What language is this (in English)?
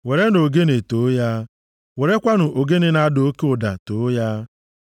Igbo